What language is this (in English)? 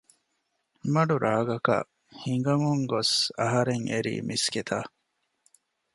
Divehi